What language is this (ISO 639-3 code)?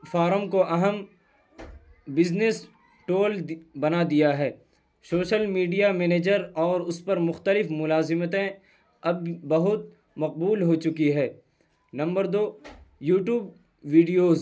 urd